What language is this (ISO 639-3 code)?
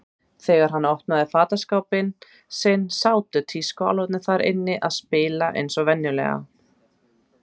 isl